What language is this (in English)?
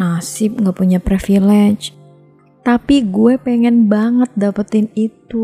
Indonesian